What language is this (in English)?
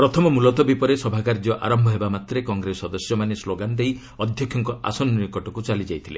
Odia